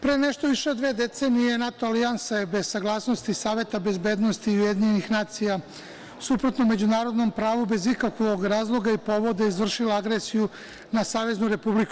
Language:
Serbian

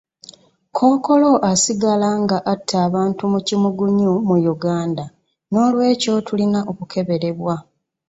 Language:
Ganda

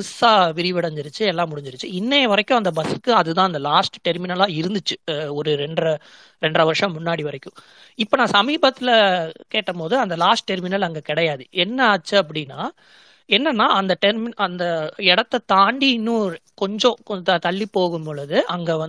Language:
Tamil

